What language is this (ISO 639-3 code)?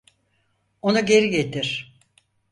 tur